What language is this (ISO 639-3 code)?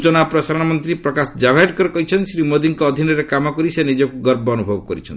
ori